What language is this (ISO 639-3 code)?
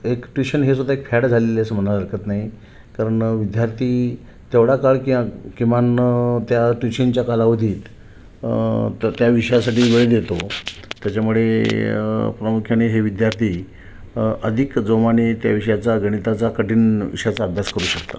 mar